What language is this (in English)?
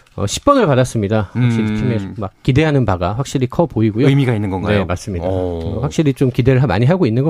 Korean